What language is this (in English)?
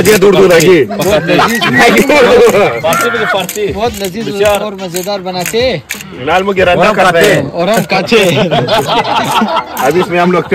Arabic